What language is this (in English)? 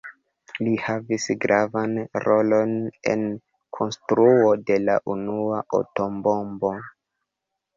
Esperanto